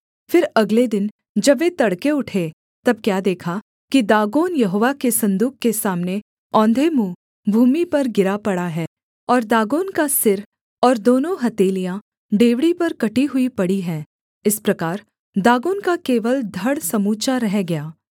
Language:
Hindi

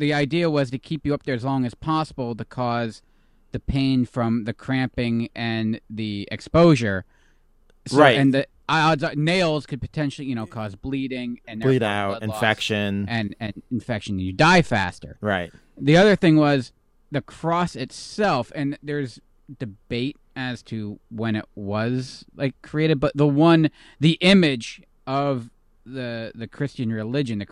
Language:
English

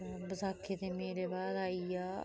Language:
Dogri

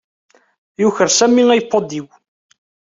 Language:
Kabyle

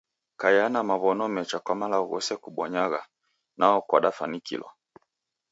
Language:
Taita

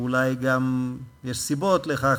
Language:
Hebrew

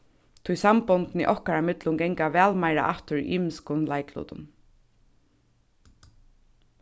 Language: Faroese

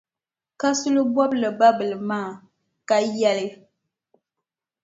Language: Dagbani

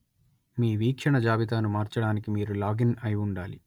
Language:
Telugu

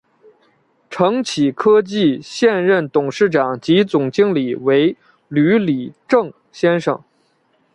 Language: Chinese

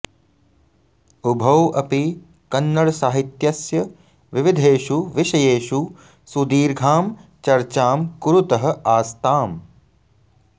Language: Sanskrit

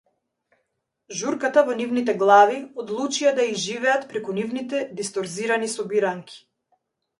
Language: Macedonian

